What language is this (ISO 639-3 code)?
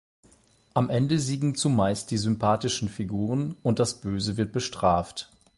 deu